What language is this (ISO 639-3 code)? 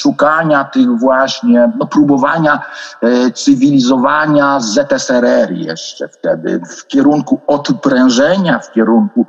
pol